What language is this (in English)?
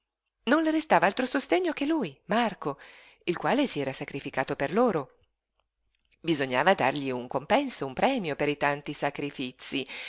Italian